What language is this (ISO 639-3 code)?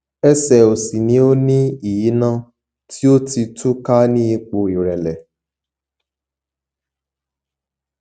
yor